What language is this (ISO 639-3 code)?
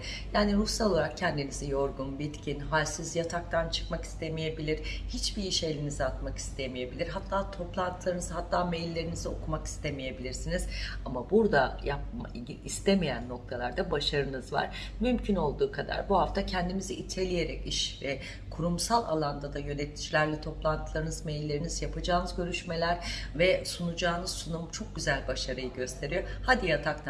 tur